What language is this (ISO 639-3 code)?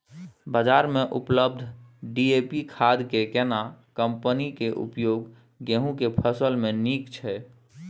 mai